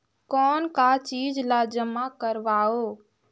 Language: Chhattisgarhi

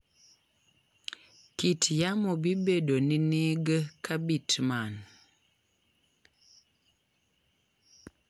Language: Luo (Kenya and Tanzania)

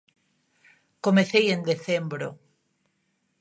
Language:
Galician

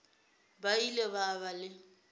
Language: Northern Sotho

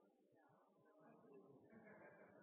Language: Norwegian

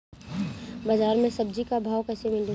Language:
Bhojpuri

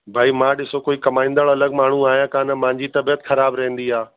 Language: Sindhi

